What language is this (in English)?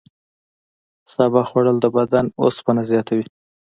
Pashto